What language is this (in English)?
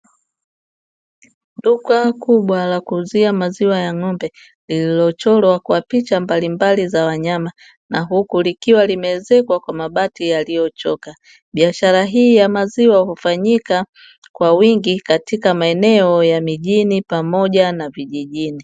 Swahili